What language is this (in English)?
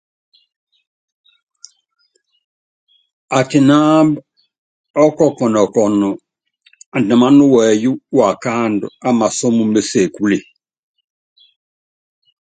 Yangben